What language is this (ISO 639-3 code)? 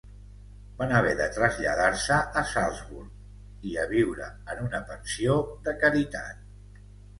cat